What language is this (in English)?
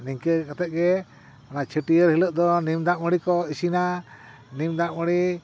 Santali